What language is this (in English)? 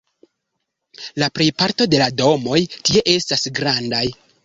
Esperanto